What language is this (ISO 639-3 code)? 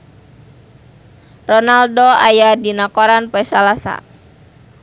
sun